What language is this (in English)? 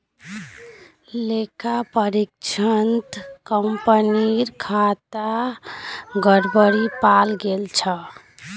Magahi